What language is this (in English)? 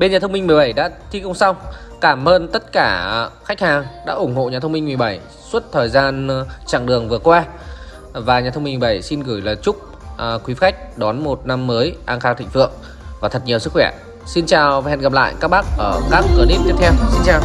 Vietnamese